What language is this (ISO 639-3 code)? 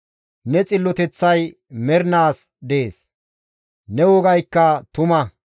gmv